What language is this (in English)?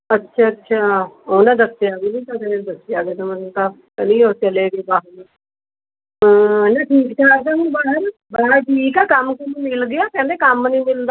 Punjabi